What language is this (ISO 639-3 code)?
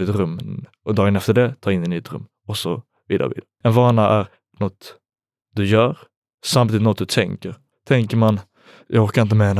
swe